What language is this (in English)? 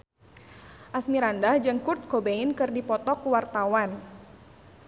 Sundanese